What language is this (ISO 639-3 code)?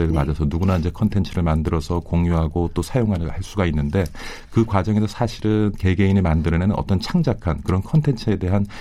kor